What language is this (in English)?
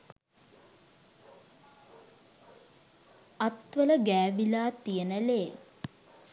Sinhala